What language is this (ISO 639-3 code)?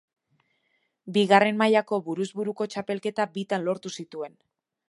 eus